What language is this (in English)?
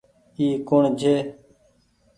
Goaria